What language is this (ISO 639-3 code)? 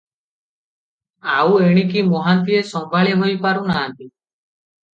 ori